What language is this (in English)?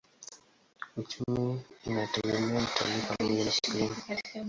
Swahili